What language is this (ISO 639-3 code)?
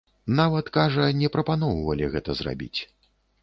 bel